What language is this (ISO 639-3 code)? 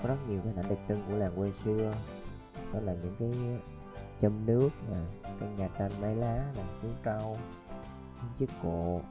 vie